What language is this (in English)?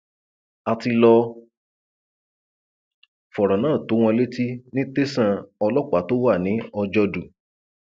Yoruba